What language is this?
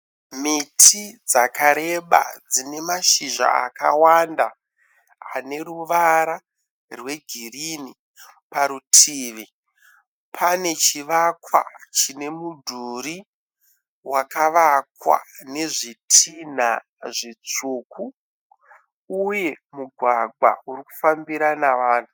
Shona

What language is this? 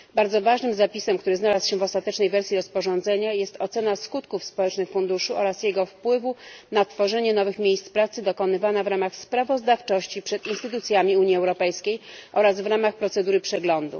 Polish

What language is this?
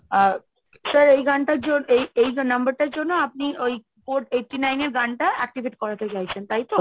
Bangla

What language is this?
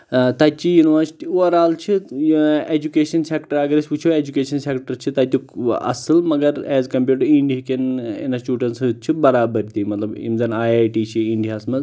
Kashmiri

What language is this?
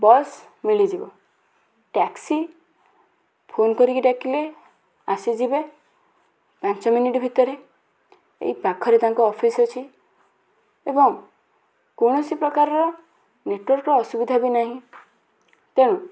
Odia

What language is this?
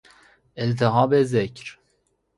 Persian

